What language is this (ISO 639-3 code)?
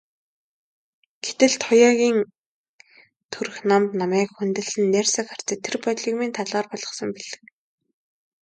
mon